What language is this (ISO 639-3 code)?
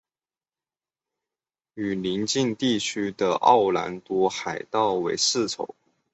zho